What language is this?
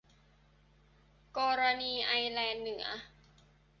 Thai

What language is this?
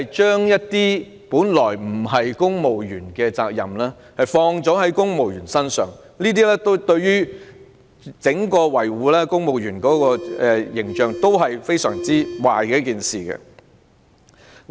Cantonese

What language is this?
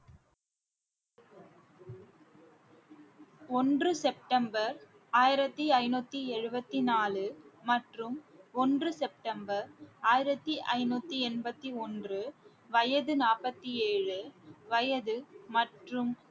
Tamil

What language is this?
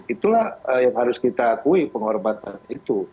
Indonesian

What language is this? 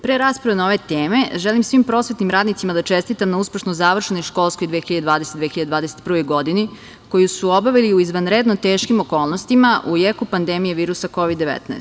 Serbian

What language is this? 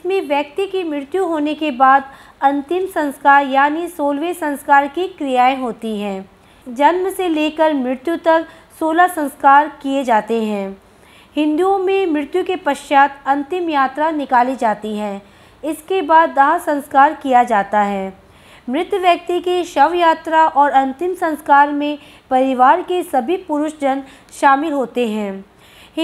Hindi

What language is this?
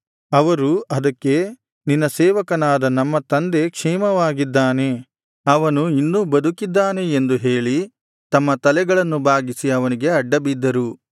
Kannada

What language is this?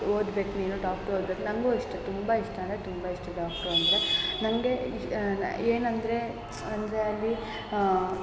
Kannada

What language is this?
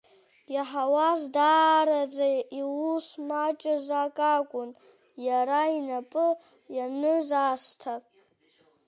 Abkhazian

